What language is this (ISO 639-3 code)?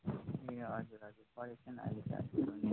nep